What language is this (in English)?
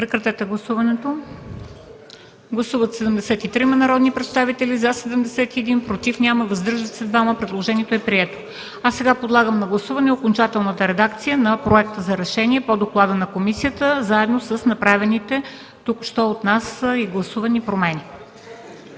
Bulgarian